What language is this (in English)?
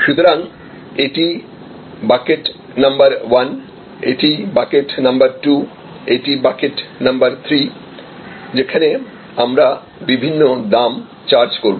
Bangla